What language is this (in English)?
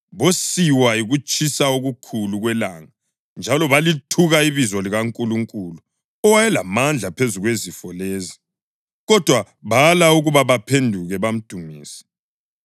North Ndebele